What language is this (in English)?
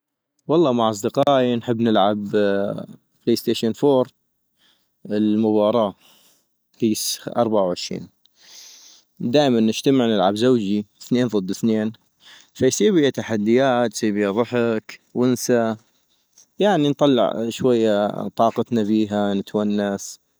North Mesopotamian Arabic